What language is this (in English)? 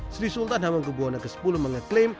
Indonesian